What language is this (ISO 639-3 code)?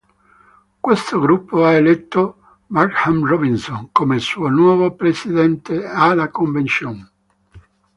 ita